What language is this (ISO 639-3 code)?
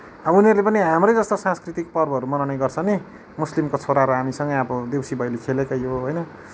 nep